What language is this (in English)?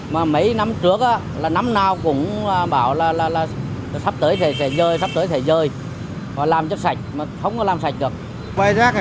Vietnamese